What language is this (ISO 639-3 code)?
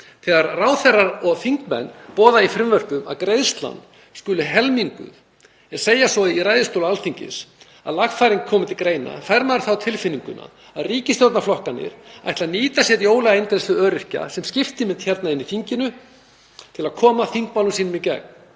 isl